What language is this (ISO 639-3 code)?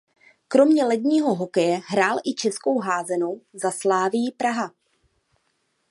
ces